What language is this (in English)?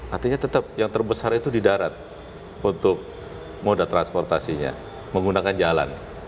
Indonesian